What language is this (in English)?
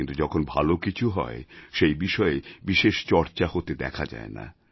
Bangla